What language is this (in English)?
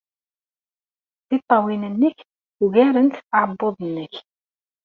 Kabyle